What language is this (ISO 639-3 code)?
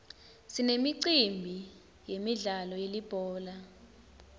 ssw